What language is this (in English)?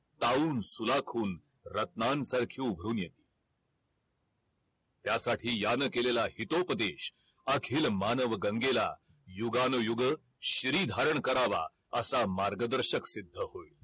Marathi